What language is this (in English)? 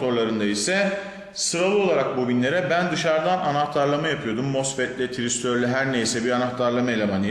Turkish